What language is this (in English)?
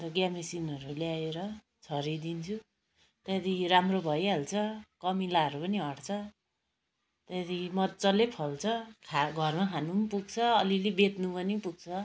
Nepali